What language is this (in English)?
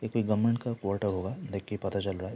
Hindi